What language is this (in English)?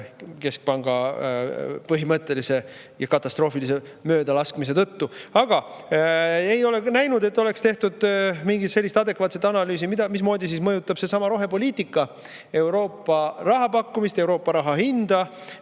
Estonian